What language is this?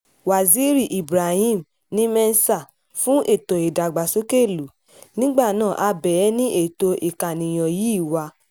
Yoruba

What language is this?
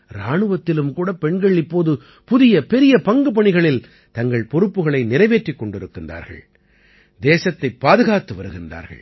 Tamil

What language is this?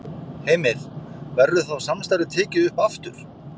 Icelandic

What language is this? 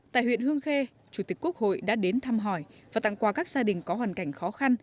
Vietnamese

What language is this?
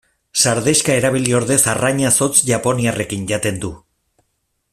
Basque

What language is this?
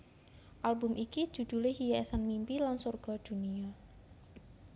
Javanese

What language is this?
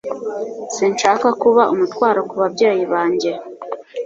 Kinyarwanda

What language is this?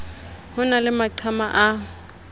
Southern Sotho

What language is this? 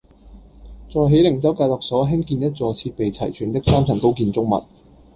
Cantonese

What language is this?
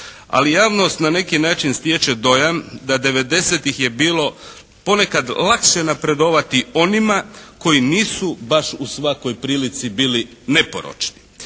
Croatian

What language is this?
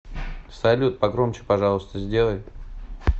Russian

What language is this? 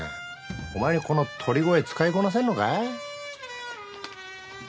Japanese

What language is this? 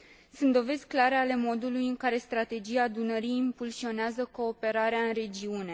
Romanian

